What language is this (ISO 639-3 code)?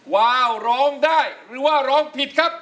tha